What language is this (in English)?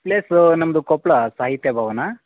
Kannada